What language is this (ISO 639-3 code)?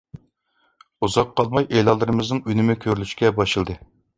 uig